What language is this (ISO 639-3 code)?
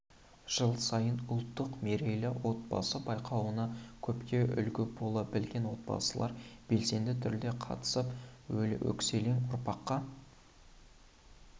kaz